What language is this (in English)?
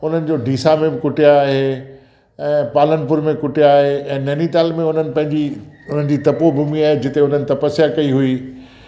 Sindhi